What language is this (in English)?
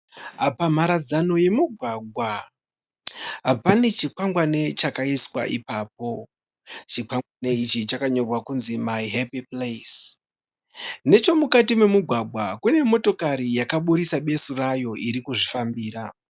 Shona